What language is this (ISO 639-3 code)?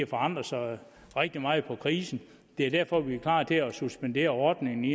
dan